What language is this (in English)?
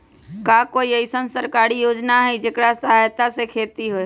Magahi